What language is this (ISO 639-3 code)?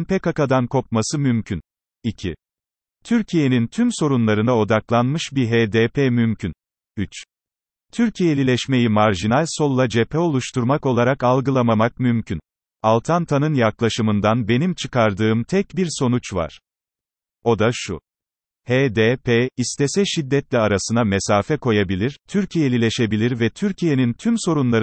tur